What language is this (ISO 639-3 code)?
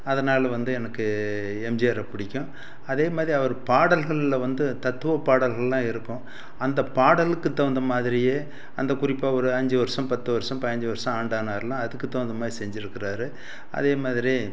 tam